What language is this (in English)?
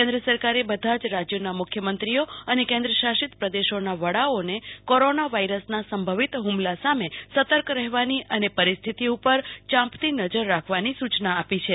Gujarati